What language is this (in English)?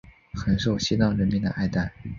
Chinese